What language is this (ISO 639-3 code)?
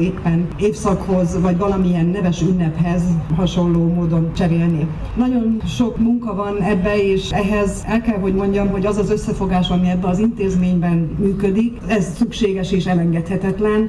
hun